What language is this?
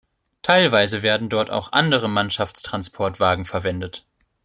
German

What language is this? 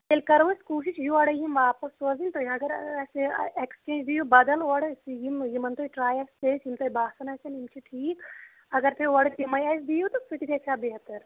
Kashmiri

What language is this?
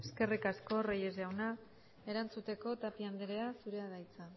Basque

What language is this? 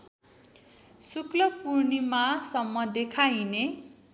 Nepali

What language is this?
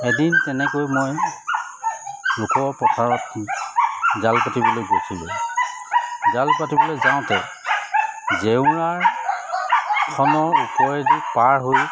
Assamese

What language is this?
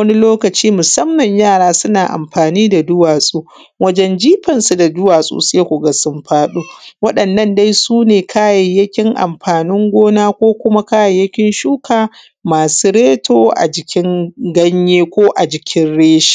Hausa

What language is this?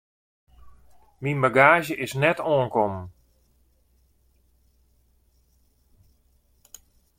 Western Frisian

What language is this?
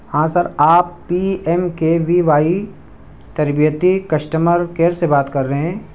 Urdu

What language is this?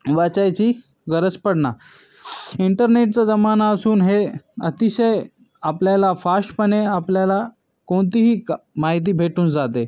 Marathi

